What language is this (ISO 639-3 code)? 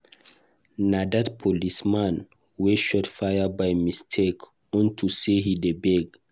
pcm